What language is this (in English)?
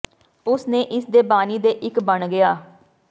Punjabi